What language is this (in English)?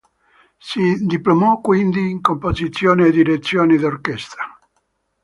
Italian